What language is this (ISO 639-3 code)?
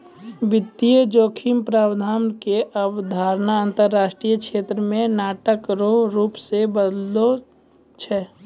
mai